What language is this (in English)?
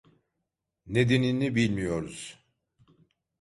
Turkish